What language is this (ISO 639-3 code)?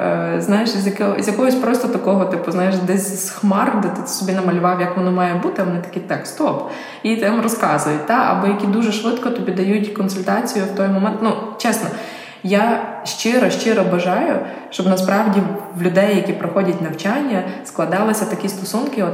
ukr